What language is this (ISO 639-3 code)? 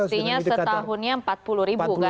ind